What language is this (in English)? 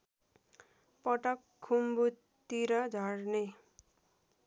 Nepali